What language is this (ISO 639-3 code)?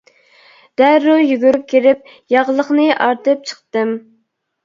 uig